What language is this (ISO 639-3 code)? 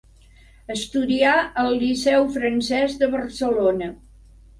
cat